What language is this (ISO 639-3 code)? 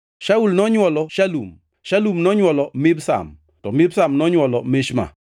luo